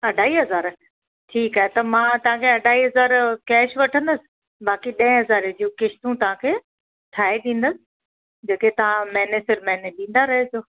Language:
Sindhi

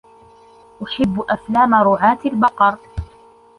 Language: Arabic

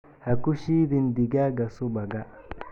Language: Somali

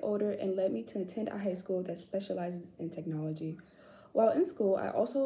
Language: English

